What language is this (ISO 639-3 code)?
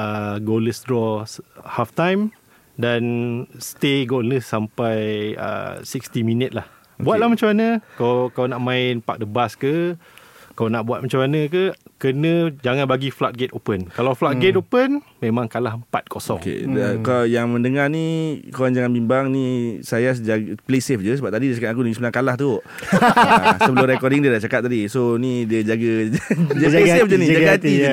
msa